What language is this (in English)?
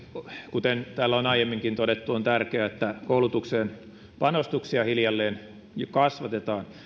Finnish